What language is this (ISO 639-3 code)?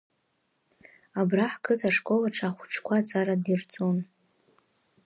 abk